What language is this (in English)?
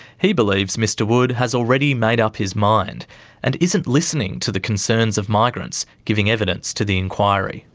English